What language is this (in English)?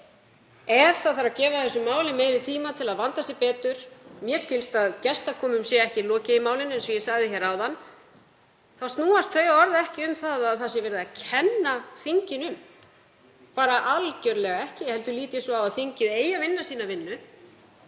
Icelandic